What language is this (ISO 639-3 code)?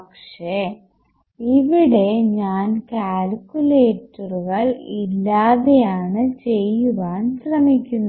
mal